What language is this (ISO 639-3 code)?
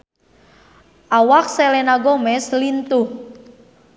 sun